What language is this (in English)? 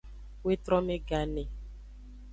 Aja (Benin)